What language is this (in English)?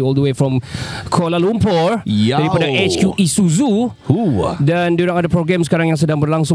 Malay